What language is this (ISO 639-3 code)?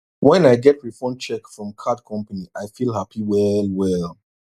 pcm